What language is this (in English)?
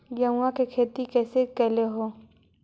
Magahi